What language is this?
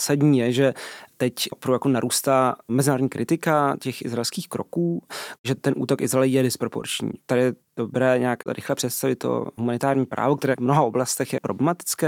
Czech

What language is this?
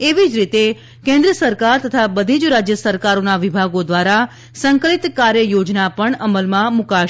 Gujarati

